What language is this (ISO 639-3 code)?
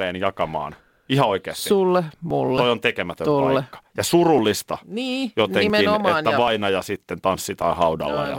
fin